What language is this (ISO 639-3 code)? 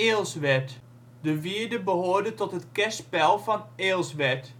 nld